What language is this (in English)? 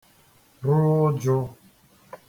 Igbo